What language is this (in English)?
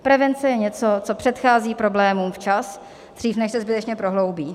Czech